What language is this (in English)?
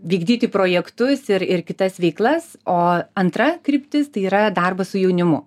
Lithuanian